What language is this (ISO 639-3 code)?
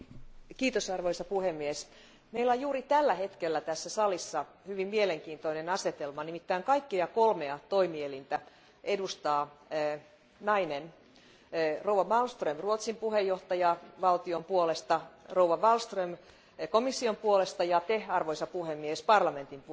fin